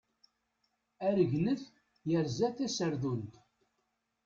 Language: Kabyle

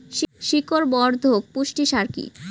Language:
Bangla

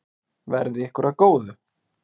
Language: Icelandic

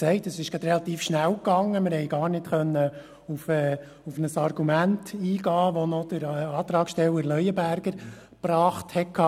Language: Swiss German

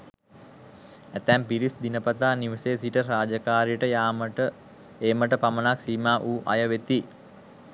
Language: Sinhala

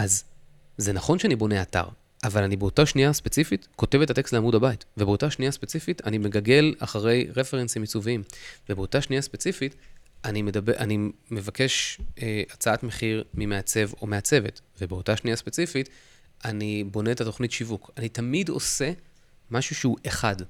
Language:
Hebrew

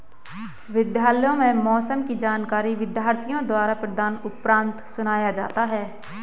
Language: Hindi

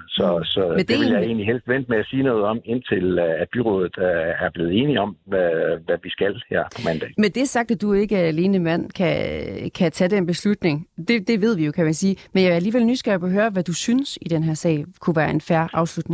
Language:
Danish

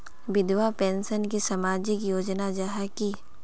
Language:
Magahi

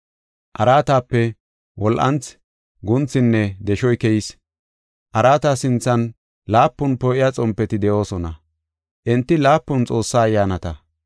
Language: Gofa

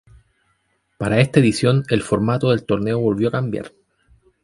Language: Spanish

